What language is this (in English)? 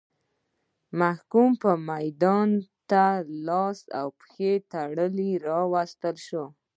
Pashto